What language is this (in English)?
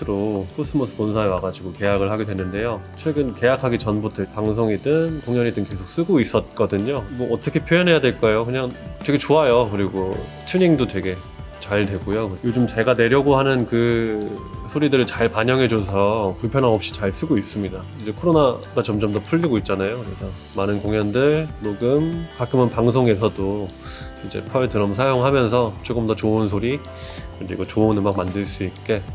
Korean